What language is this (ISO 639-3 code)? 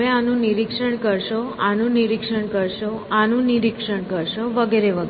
guj